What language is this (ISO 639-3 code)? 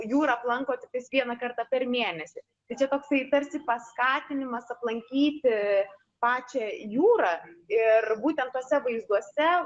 lit